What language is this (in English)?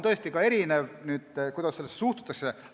Estonian